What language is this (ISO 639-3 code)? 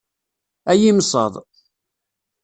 kab